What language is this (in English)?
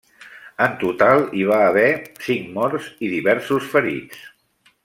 Catalan